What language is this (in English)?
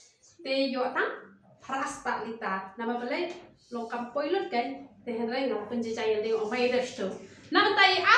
Arabic